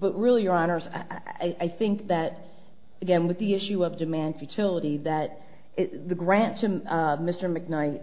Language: English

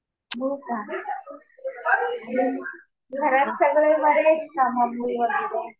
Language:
Marathi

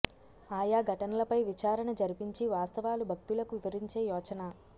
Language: Telugu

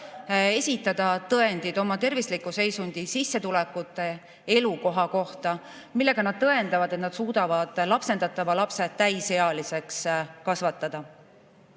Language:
Estonian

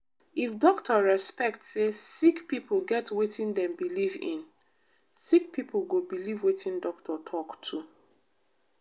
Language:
Nigerian Pidgin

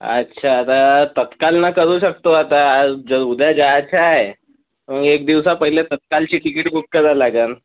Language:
Marathi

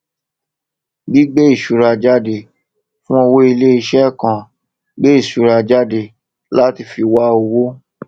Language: Yoruba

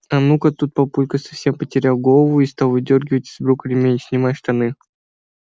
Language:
Russian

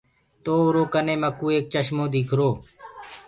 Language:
Gurgula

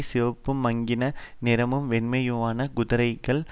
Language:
Tamil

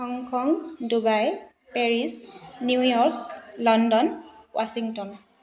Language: Assamese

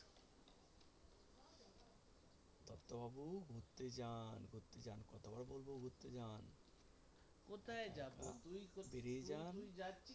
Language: Bangla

